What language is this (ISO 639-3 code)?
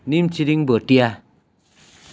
nep